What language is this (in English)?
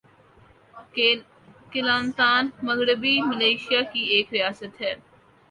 Urdu